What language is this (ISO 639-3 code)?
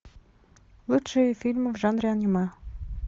rus